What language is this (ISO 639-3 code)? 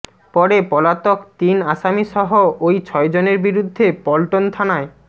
ben